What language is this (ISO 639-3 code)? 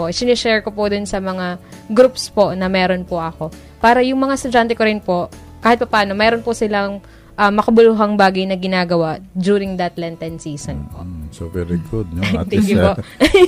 fil